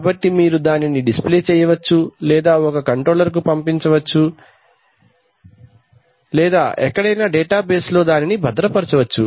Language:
Telugu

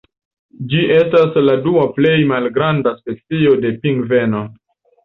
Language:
Esperanto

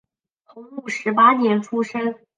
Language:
Chinese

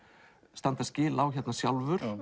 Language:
Icelandic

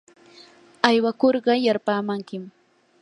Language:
Yanahuanca Pasco Quechua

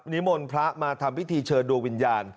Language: Thai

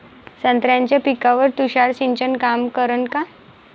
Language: Marathi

